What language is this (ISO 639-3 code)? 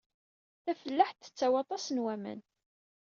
kab